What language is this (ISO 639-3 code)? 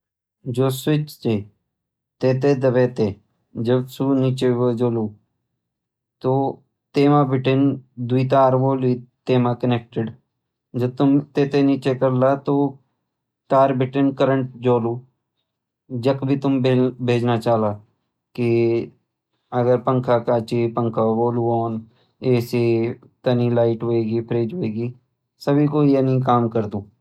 gbm